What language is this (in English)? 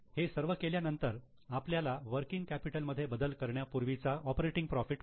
Marathi